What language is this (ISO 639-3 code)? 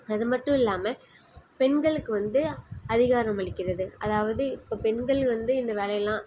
tam